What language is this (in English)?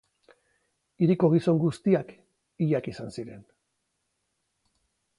Basque